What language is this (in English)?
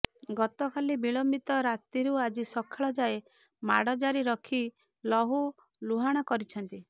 Odia